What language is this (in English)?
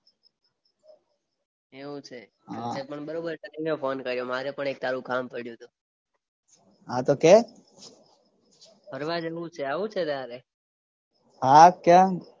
Gujarati